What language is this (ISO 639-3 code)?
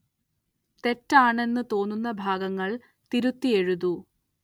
mal